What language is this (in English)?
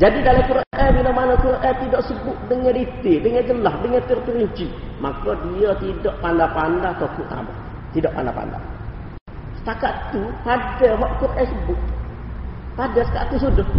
Malay